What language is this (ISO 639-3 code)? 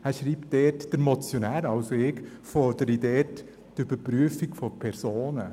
gsw